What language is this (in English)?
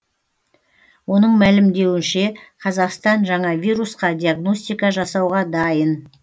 Kazakh